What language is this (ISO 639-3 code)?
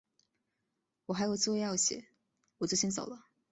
zho